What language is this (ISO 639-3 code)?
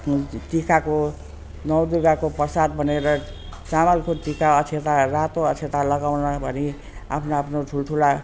nep